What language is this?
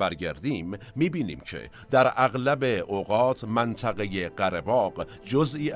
Persian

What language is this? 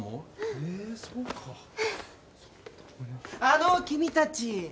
Japanese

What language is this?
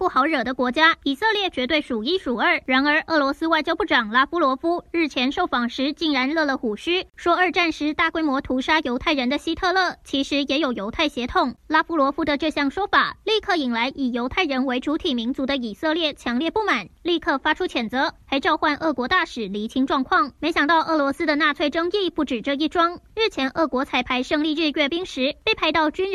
Chinese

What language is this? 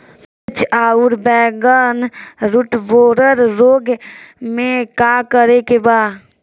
Bhojpuri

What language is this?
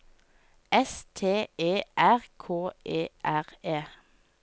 Norwegian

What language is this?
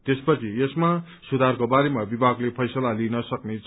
Nepali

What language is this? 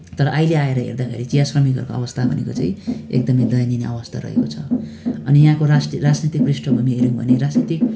Nepali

